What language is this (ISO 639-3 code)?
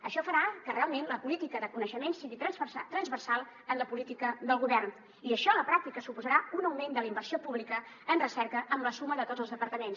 cat